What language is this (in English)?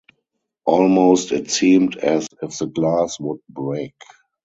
English